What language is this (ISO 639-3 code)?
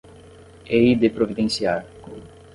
por